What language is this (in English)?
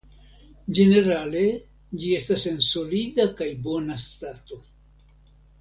Esperanto